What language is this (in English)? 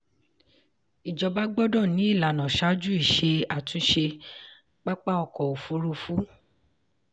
Yoruba